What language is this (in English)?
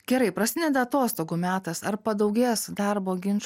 Lithuanian